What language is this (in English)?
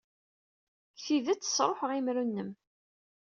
Kabyle